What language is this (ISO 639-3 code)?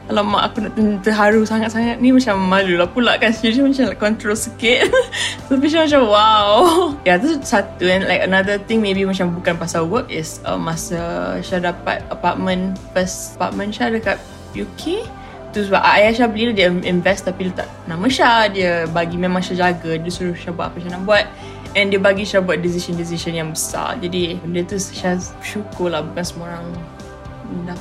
msa